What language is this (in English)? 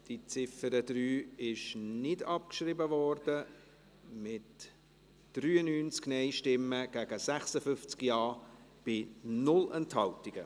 Swiss German